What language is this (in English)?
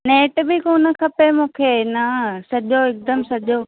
Sindhi